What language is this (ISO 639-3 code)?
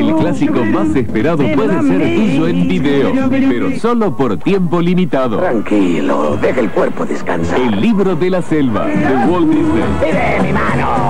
spa